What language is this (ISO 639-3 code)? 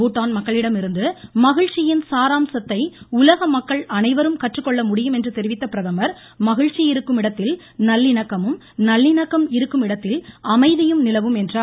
tam